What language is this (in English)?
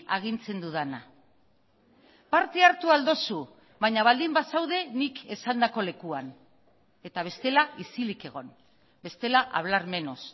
Basque